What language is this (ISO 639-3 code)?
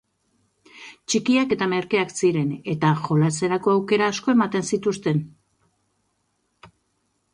eus